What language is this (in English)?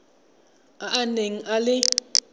Tswana